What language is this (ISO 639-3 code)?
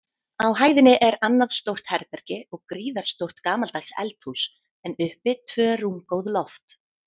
isl